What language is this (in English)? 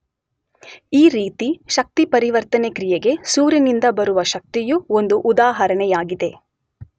Kannada